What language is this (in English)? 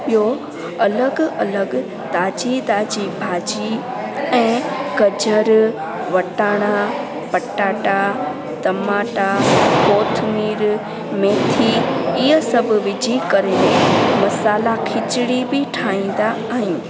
Sindhi